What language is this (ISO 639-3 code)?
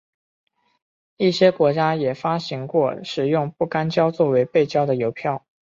zho